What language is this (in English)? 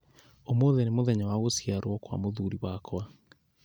Kikuyu